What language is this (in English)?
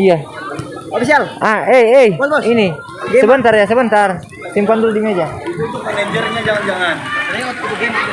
Indonesian